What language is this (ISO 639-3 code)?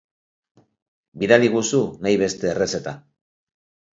eus